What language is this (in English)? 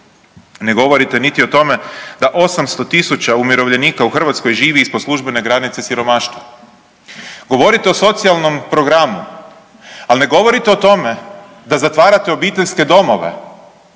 Croatian